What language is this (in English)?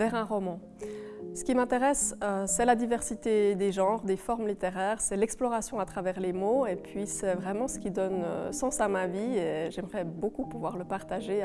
French